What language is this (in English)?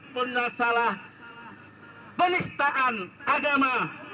Indonesian